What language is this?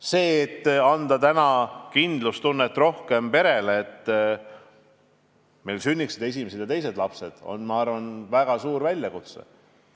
Estonian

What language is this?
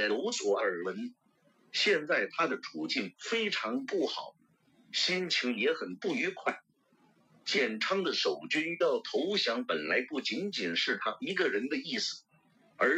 Chinese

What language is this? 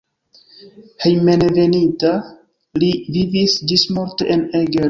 Esperanto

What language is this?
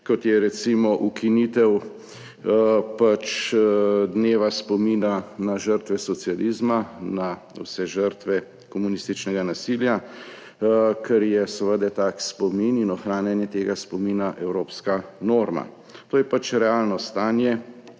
Slovenian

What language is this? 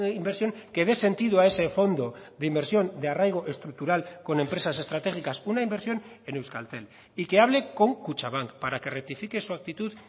Spanish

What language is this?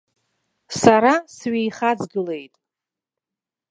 Abkhazian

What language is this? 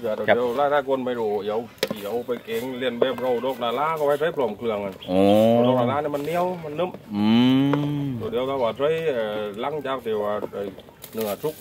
Thai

